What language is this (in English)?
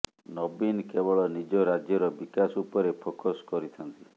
Odia